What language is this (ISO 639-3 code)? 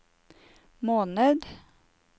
nor